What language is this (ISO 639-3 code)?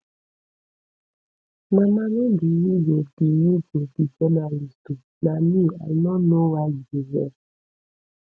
pcm